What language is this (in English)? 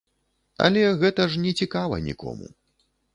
Belarusian